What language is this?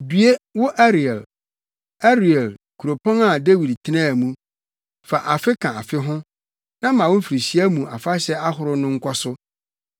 Akan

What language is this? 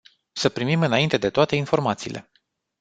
Romanian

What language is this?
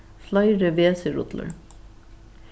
Faroese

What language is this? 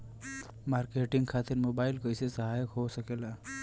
Bhojpuri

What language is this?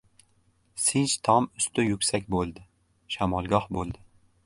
Uzbek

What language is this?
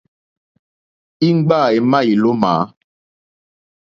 Mokpwe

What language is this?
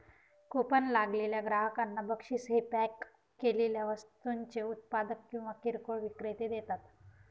Marathi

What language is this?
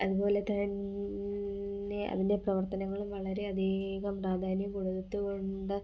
Malayalam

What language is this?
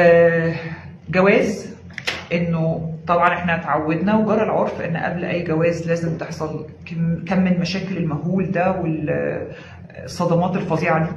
Arabic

